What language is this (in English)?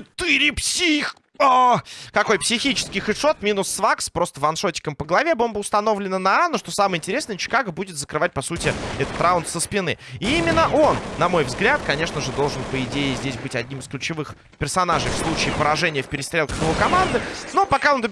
Russian